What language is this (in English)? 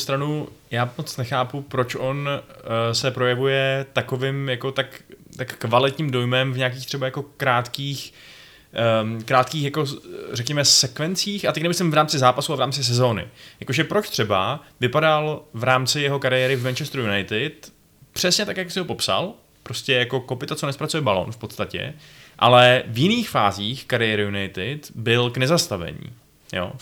Czech